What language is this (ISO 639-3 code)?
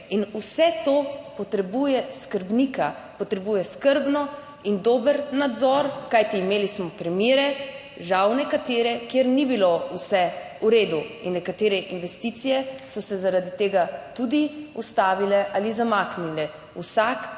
slv